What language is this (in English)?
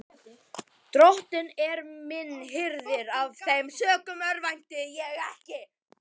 Icelandic